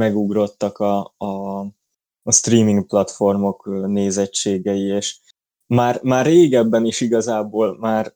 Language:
Hungarian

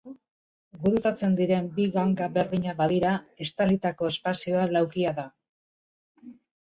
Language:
Basque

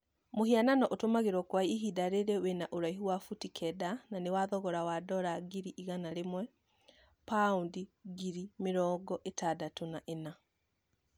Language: Kikuyu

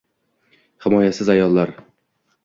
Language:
Uzbek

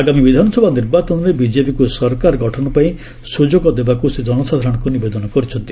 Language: Odia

